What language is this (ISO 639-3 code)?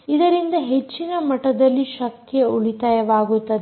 kan